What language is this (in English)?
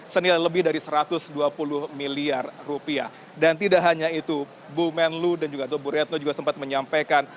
Indonesian